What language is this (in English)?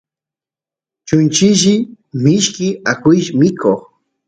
Santiago del Estero Quichua